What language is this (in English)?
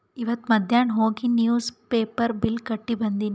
Kannada